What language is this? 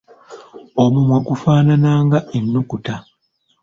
Ganda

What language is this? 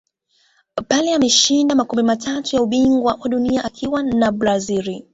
Swahili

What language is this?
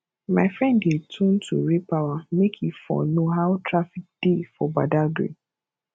Nigerian Pidgin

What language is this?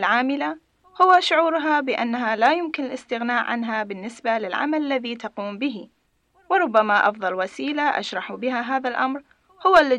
Arabic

